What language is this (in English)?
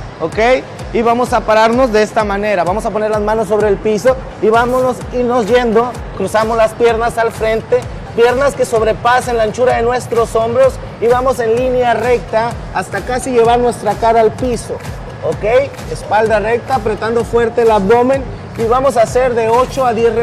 Spanish